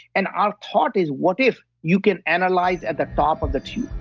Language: English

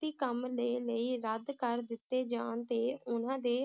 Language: Punjabi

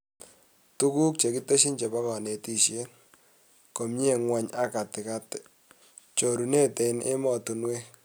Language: Kalenjin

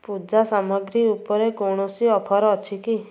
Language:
Odia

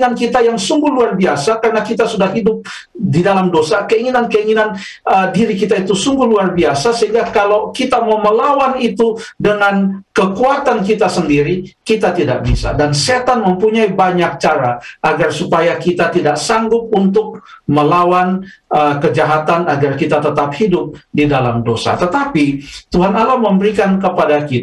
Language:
Indonesian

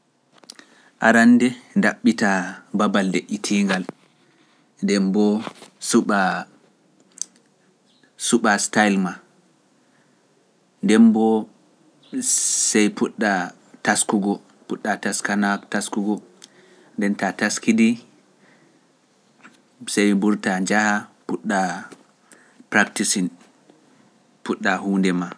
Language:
Pular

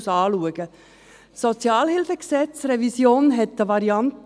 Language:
Swiss German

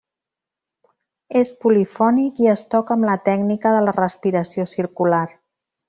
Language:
Catalan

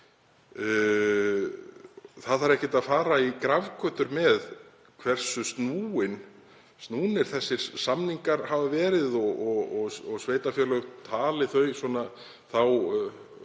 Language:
Icelandic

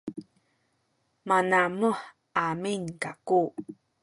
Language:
Sakizaya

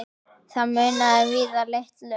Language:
Icelandic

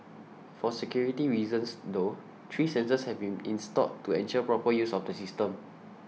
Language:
English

